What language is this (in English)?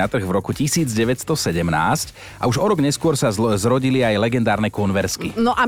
Slovak